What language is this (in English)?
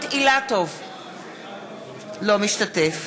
Hebrew